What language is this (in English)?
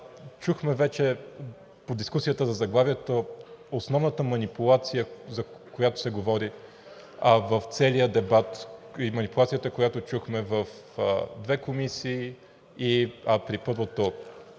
Bulgarian